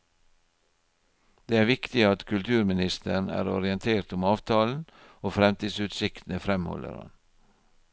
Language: Norwegian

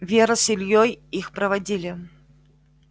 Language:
Russian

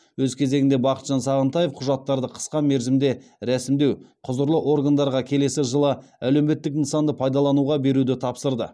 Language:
Kazakh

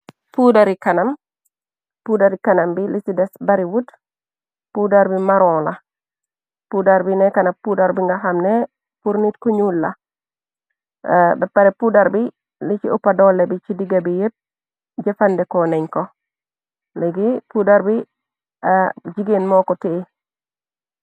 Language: Wolof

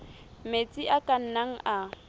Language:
Southern Sotho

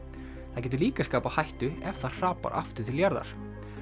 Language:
Icelandic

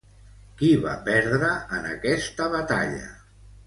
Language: Catalan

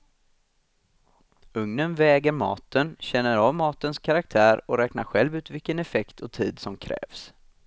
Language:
Swedish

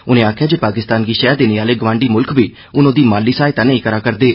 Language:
Dogri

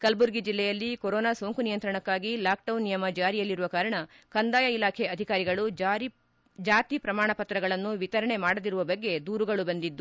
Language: Kannada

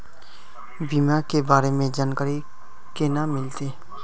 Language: Magahi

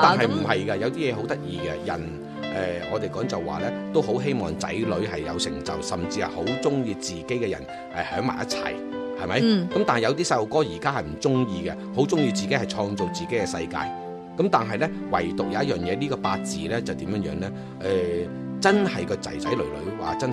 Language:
Chinese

